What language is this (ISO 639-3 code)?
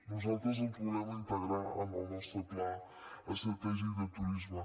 cat